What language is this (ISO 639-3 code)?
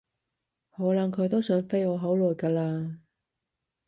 yue